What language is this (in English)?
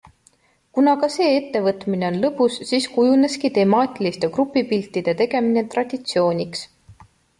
Estonian